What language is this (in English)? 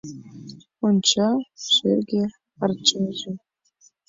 Mari